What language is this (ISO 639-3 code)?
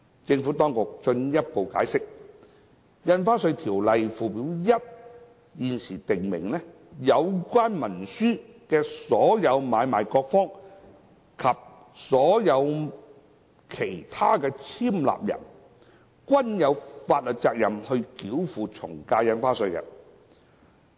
yue